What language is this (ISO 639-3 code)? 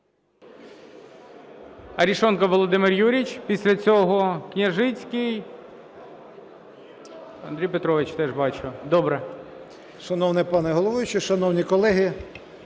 ukr